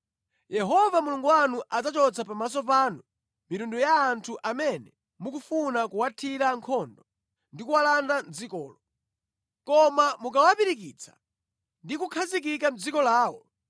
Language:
Nyanja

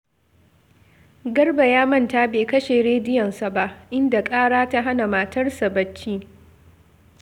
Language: Hausa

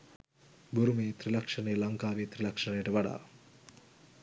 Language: Sinhala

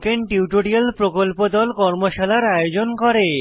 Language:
Bangla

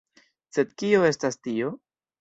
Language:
Esperanto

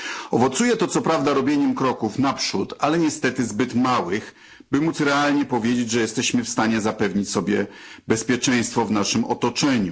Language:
Polish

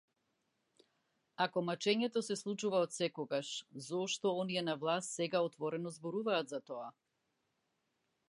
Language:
Macedonian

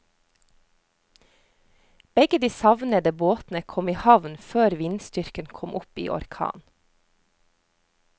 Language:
Norwegian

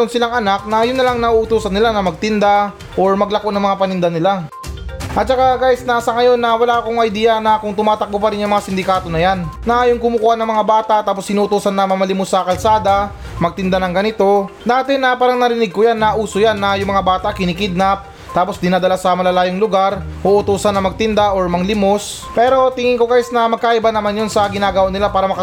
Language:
Filipino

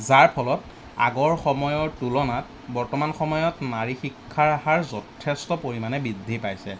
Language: Assamese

